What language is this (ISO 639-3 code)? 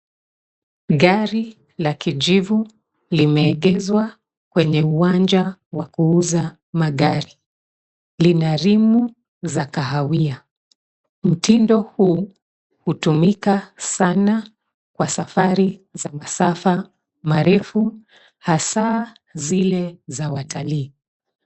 swa